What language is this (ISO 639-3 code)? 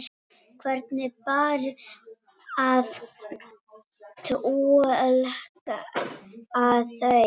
isl